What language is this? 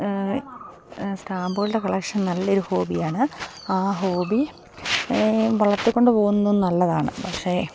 Malayalam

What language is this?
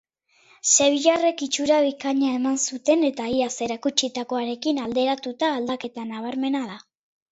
Basque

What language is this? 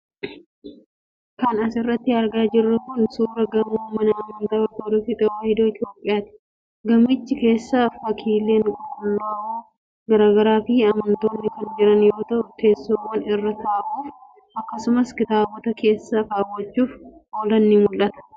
Oromo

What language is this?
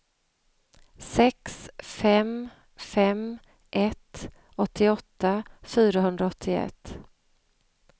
Swedish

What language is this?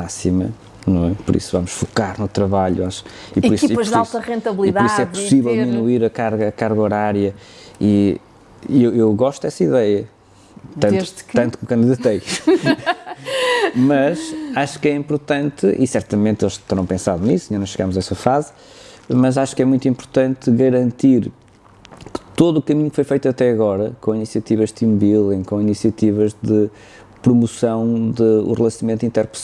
Portuguese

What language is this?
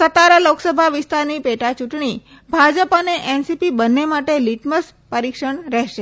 Gujarati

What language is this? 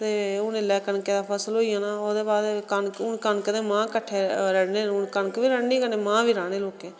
Dogri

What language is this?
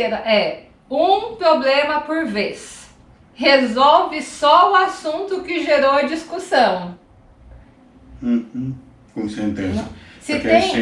Portuguese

